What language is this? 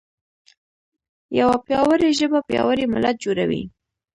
Pashto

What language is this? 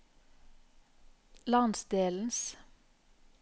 Norwegian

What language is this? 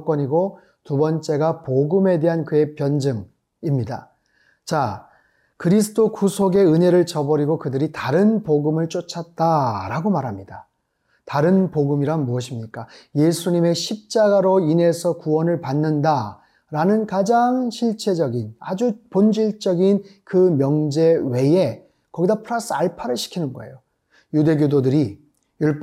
Korean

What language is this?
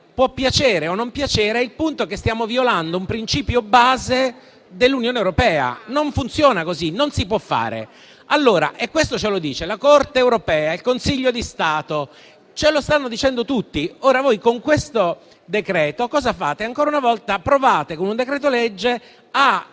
Italian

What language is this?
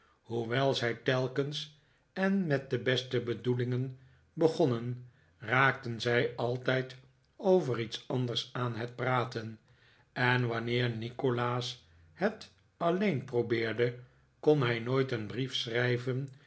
Dutch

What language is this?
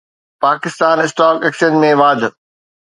Sindhi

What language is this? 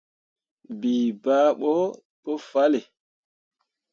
Mundang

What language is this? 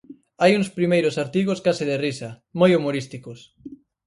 Galician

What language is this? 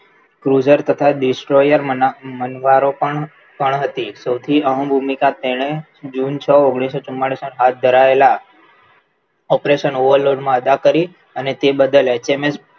Gujarati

